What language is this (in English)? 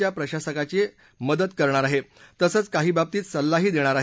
Marathi